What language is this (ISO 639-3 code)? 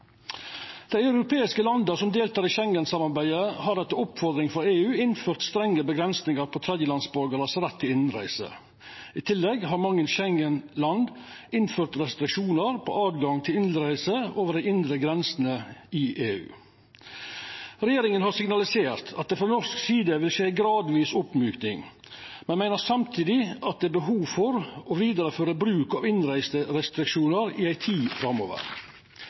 nno